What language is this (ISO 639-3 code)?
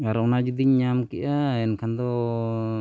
sat